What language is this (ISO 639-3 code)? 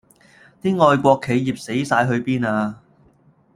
yue